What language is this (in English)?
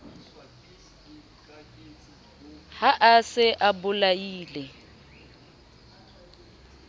Southern Sotho